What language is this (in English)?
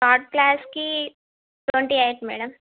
Telugu